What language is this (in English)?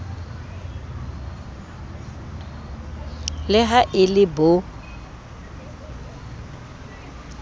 Southern Sotho